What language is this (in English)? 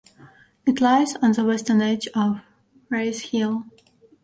English